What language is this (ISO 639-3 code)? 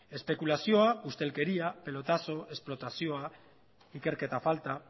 eus